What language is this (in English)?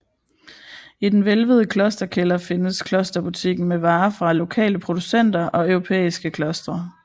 Danish